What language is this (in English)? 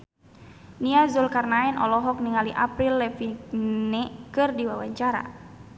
Sundanese